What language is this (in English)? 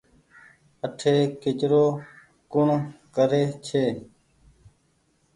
Goaria